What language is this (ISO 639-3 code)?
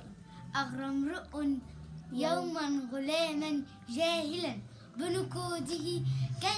ara